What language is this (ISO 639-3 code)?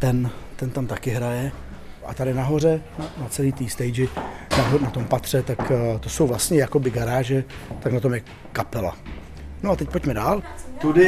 ces